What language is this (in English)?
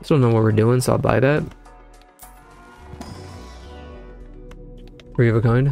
English